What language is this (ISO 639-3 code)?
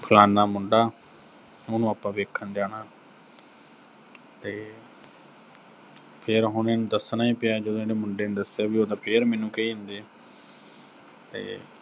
pan